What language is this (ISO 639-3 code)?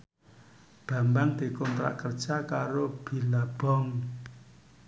jav